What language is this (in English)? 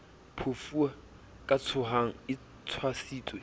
Southern Sotho